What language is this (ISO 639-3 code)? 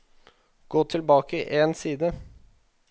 nor